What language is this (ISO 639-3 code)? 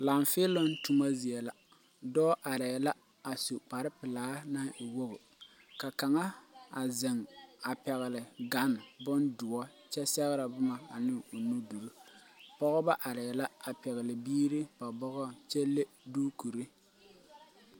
dga